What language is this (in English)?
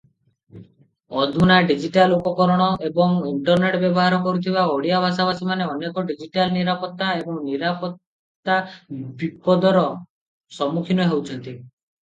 Odia